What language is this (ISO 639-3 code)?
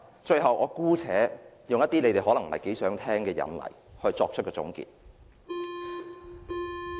yue